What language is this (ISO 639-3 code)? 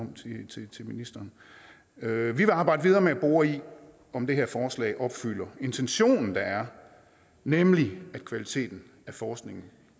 dan